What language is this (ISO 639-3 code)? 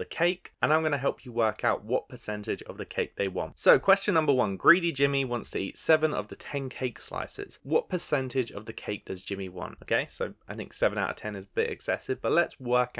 eng